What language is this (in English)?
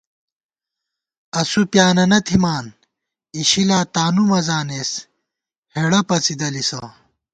Gawar-Bati